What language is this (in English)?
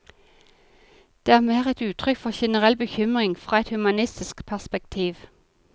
Norwegian